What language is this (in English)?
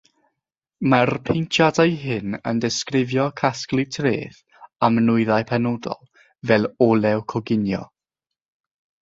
Welsh